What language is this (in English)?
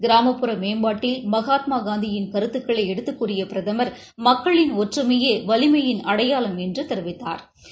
Tamil